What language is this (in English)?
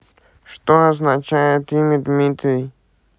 Russian